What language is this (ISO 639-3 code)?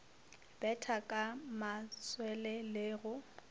nso